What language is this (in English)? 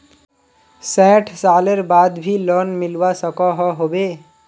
Magahi